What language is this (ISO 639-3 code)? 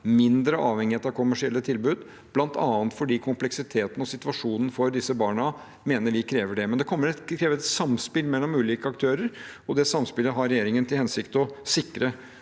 nor